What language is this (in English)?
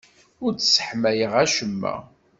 Kabyle